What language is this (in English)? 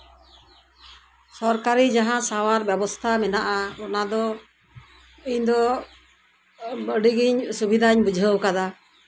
Santali